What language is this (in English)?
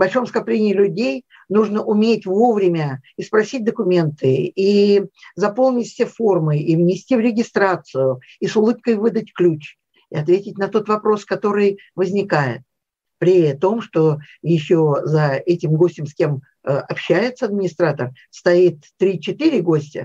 Russian